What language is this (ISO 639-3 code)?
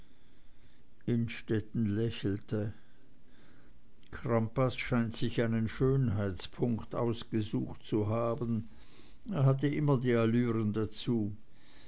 deu